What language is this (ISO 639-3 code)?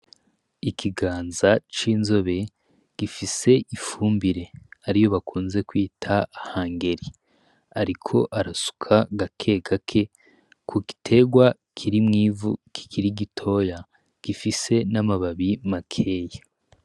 run